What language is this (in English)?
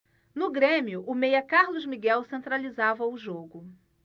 Portuguese